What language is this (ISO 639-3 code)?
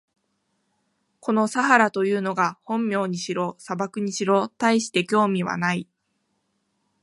jpn